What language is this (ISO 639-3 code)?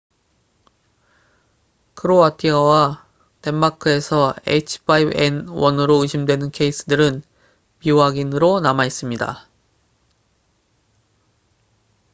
kor